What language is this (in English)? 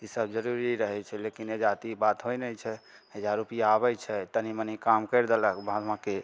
Maithili